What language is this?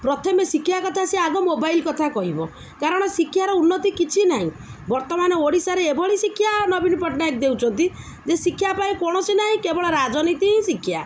Odia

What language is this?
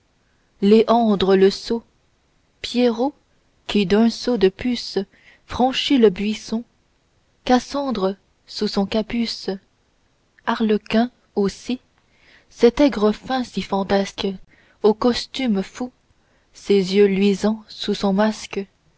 French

